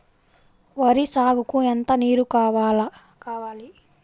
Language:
Telugu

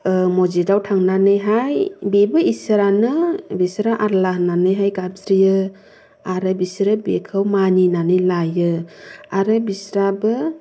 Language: Bodo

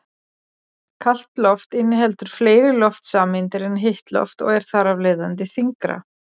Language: Icelandic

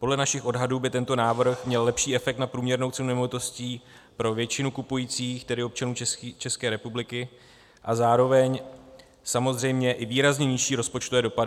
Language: Czech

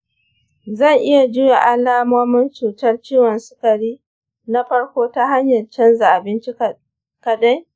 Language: Hausa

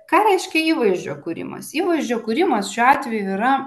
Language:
Lithuanian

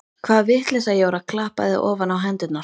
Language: Icelandic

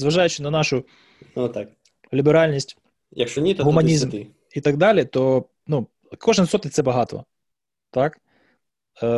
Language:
Ukrainian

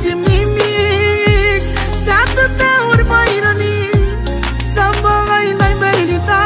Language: Romanian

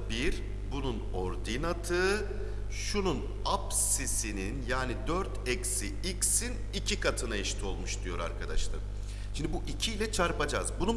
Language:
Turkish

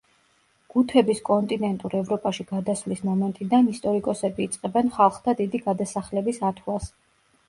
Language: Georgian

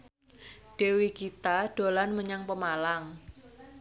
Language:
Javanese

